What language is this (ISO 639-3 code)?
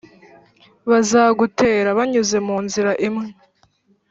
kin